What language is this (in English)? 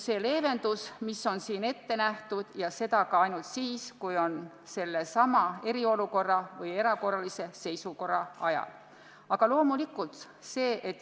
Estonian